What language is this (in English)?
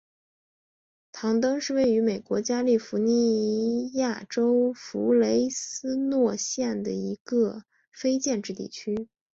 Chinese